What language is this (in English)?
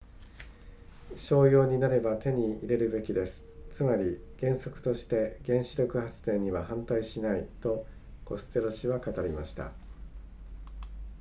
Japanese